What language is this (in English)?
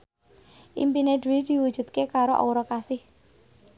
Javanese